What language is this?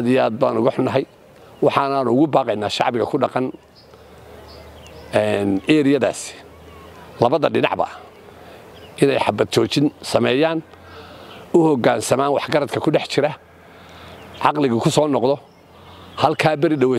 Arabic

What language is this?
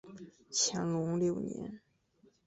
Chinese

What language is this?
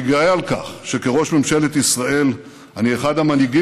Hebrew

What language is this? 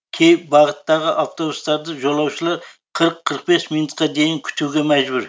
Kazakh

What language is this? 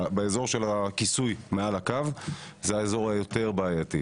Hebrew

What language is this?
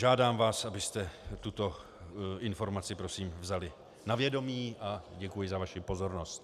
Czech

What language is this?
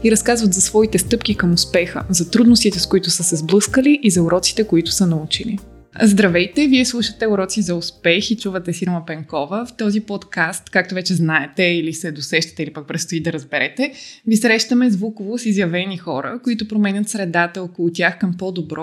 Bulgarian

